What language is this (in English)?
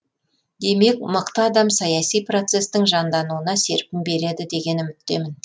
Kazakh